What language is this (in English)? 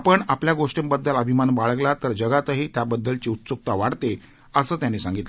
Marathi